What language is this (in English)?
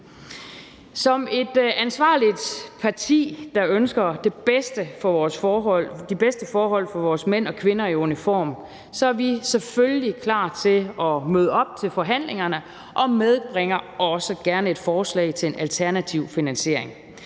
Danish